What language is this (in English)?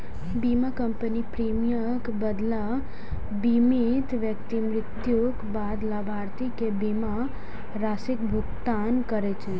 Maithili